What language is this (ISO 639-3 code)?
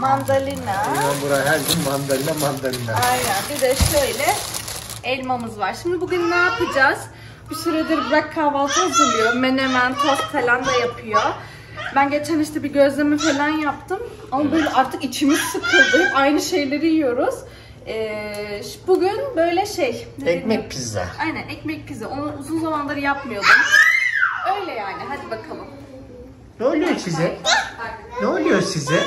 tur